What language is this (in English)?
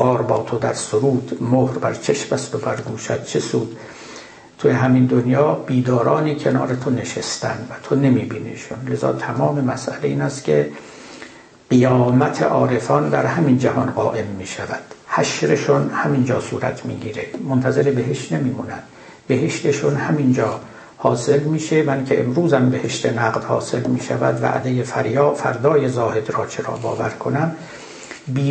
Persian